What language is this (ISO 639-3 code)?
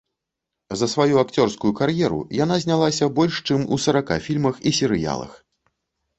bel